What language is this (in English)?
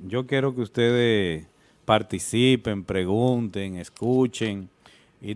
Spanish